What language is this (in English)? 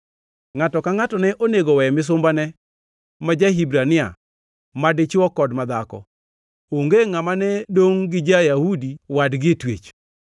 Luo (Kenya and Tanzania)